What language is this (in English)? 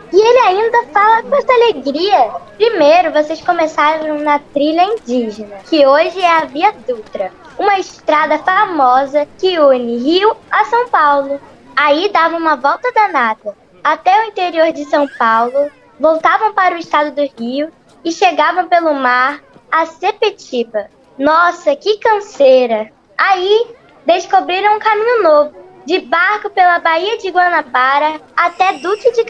Portuguese